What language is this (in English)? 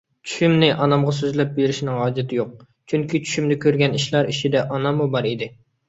Uyghur